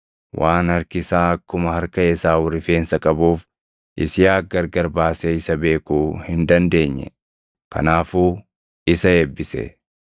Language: Oromo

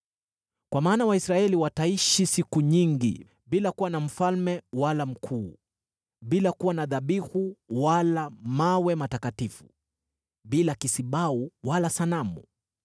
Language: Swahili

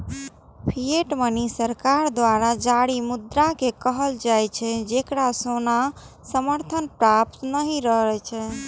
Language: Maithili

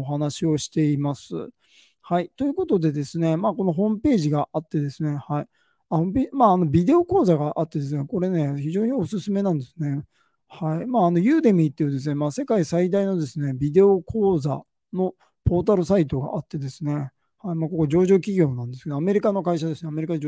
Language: Japanese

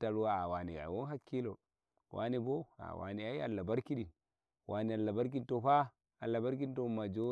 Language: Nigerian Fulfulde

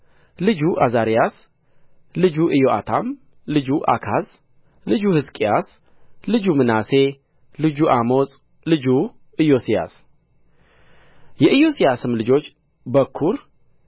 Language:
Amharic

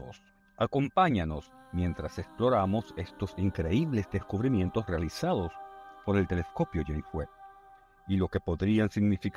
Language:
Spanish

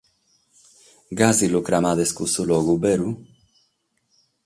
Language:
Sardinian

